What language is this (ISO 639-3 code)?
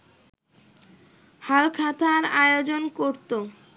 ben